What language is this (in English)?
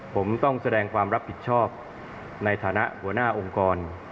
Thai